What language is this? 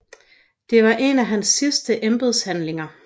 Danish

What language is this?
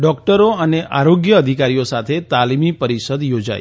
Gujarati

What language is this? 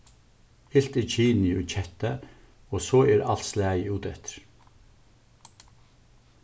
Faroese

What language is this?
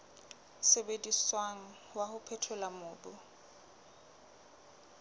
Southern Sotho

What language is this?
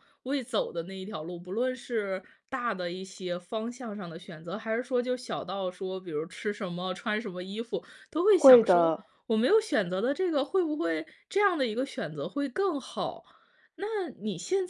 Chinese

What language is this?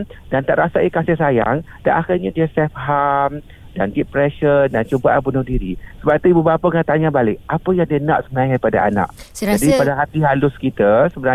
Malay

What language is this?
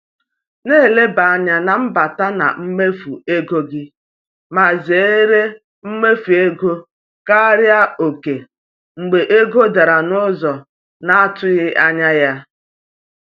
Igbo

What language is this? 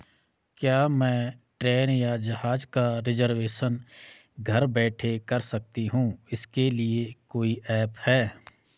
Hindi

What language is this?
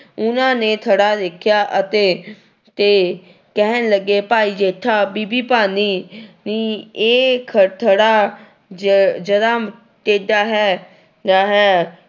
Punjabi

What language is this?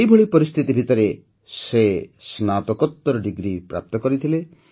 Odia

